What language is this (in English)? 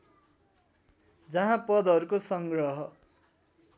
Nepali